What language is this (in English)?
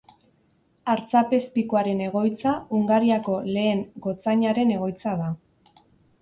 Basque